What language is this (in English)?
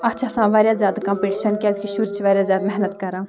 Kashmiri